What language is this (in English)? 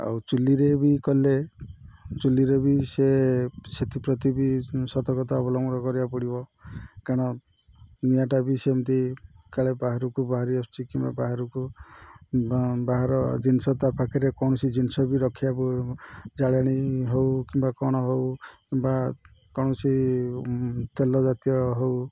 Odia